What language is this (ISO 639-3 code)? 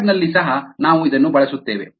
kan